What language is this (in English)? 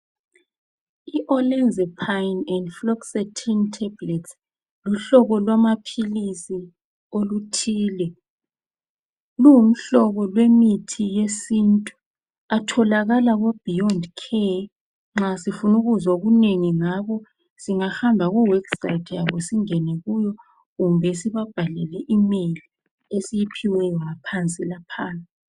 North Ndebele